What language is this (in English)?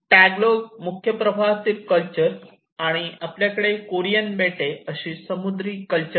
Marathi